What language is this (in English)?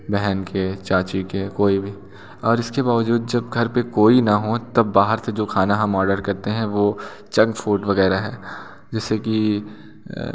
Hindi